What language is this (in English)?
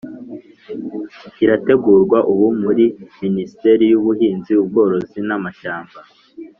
Kinyarwanda